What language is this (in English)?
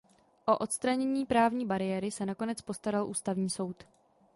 Czech